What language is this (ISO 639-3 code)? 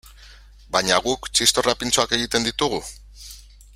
eus